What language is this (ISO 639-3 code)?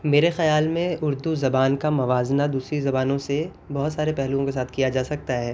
urd